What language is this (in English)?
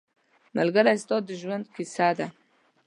Pashto